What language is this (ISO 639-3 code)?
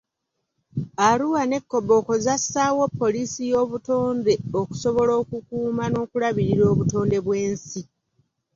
lug